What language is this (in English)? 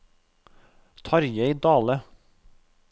Norwegian